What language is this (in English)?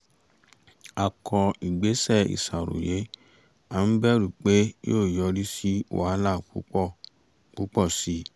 Yoruba